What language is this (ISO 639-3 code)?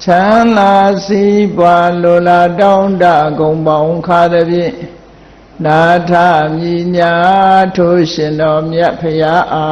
vie